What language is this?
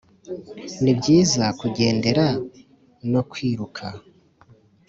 Kinyarwanda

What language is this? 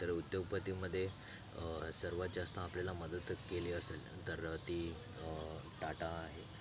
Marathi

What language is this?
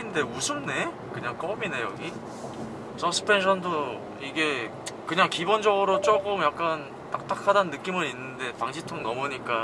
Korean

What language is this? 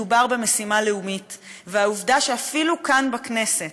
Hebrew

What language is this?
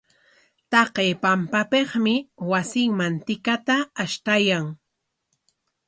Corongo Ancash Quechua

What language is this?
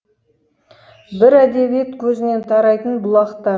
Kazakh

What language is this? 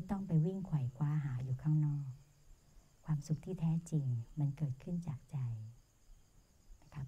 Thai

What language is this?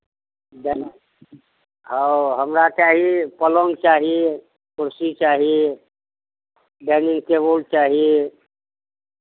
Maithili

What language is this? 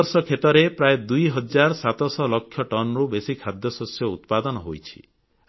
Odia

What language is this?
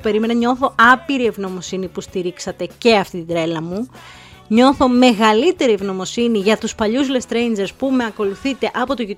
Greek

